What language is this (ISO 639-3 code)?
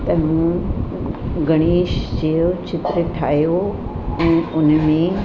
snd